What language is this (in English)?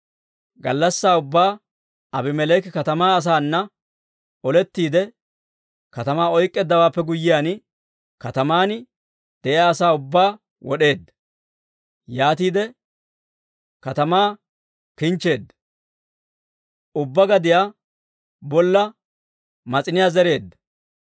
Dawro